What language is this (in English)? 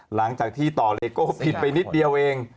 Thai